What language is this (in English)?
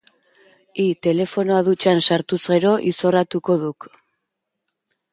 Basque